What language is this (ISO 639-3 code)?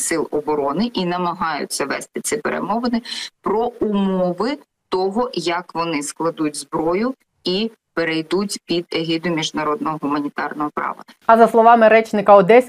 ukr